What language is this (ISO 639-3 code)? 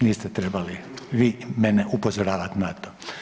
hrv